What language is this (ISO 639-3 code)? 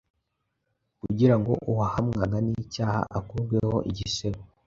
kin